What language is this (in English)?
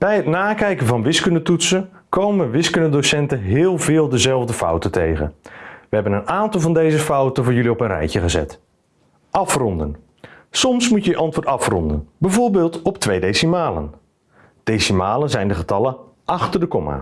Dutch